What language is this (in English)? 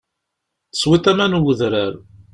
Kabyle